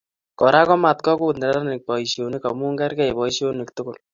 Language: Kalenjin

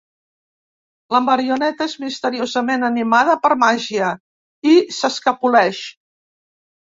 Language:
Catalan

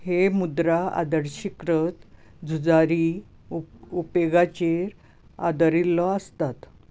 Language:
Konkani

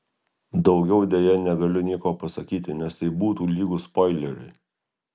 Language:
Lithuanian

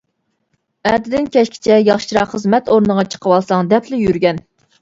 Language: Uyghur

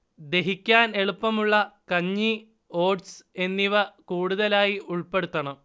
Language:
Malayalam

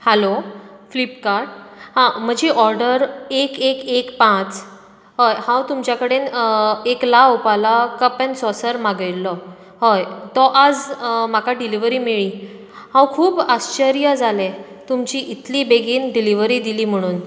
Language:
Konkani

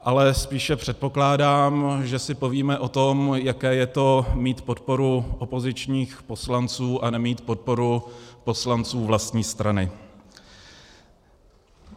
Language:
Czech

